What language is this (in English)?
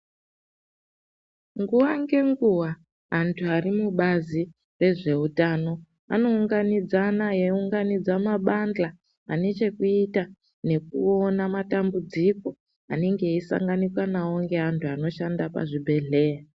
Ndau